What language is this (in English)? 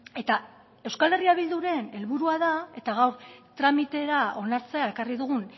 Basque